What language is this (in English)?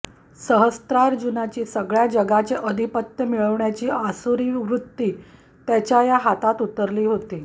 Marathi